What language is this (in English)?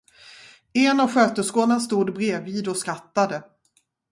Swedish